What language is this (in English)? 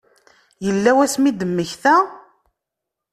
Kabyle